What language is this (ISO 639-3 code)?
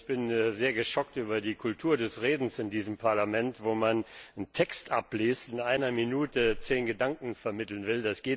deu